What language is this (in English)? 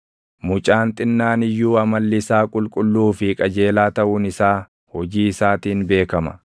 Oromo